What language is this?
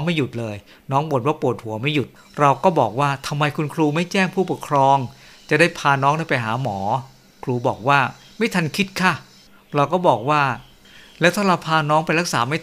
Thai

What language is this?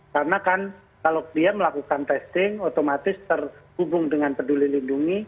Indonesian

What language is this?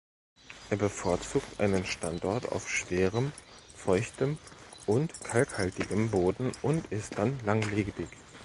German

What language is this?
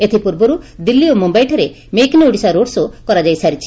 Odia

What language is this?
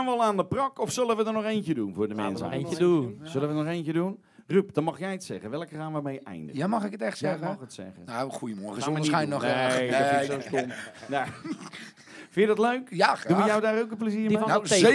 Dutch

